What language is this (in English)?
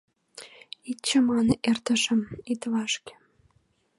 Mari